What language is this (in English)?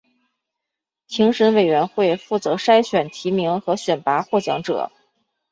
Chinese